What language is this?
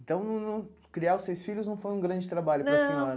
Portuguese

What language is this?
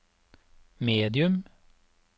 Norwegian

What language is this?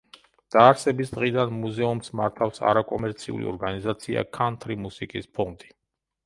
Georgian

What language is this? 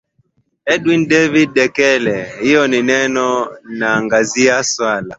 Swahili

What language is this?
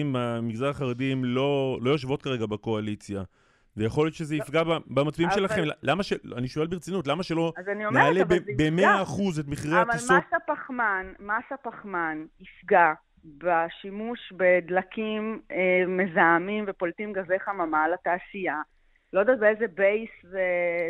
Hebrew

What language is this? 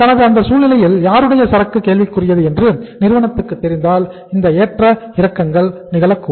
Tamil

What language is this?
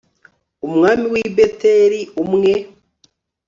Kinyarwanda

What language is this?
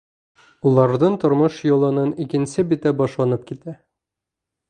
Bashkir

